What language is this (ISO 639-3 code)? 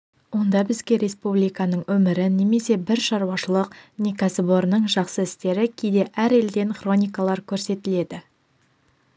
kaz